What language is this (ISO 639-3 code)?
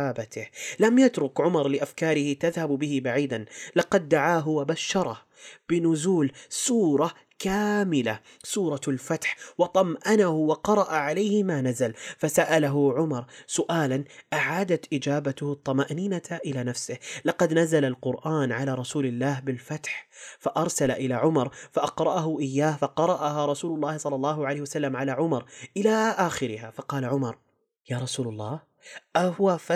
ara